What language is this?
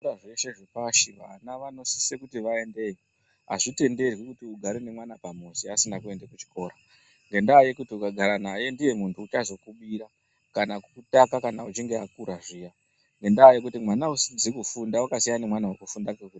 Ndau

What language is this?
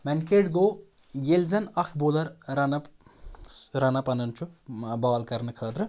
Kashmiri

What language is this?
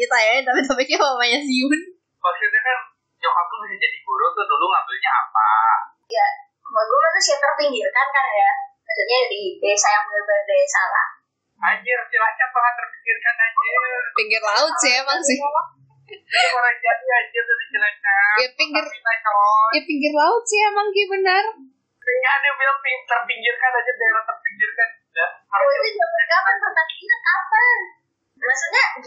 Indonesian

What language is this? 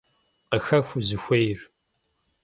Kabardian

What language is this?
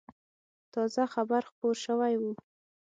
Pashto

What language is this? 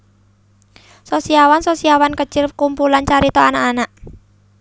Javanese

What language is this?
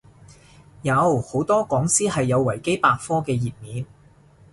Cantonese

